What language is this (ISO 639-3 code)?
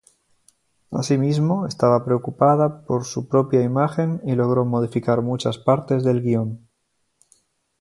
spa